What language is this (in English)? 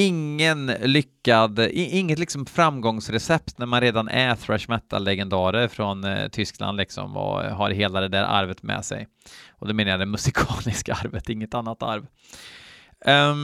Swedish